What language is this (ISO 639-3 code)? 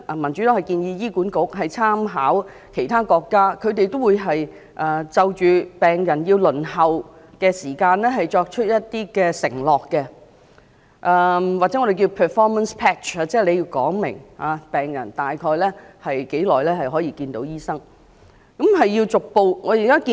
yue